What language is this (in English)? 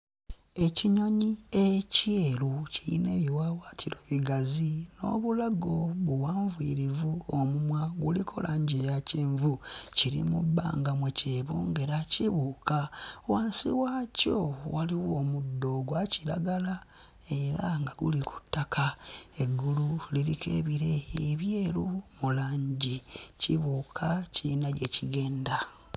Ganda